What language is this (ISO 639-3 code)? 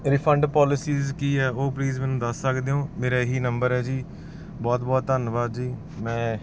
pan